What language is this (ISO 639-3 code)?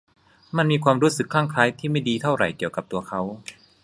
tha